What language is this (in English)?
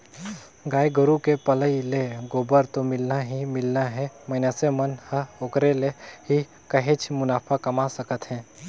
Chhattisgarhi